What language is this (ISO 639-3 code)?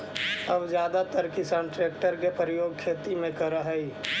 mag